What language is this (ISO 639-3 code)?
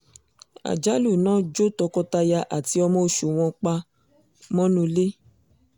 yor